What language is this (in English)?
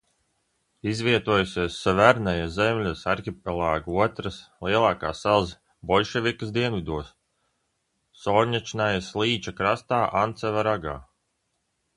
Latvian